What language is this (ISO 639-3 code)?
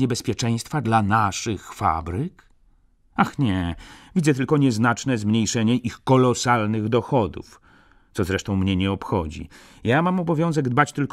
pol